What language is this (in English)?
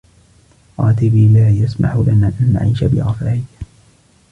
Arabic